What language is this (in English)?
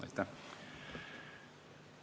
Estonian